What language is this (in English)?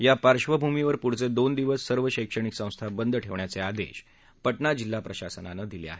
Marathi